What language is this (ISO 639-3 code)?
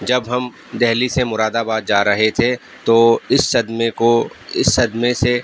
urd